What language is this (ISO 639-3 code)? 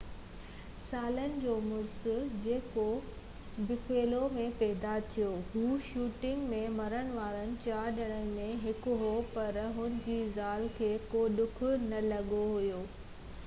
snd